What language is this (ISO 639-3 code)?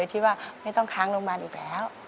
tha